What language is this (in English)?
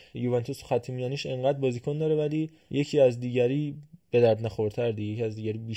Persian